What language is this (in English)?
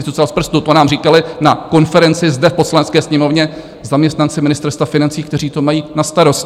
Czech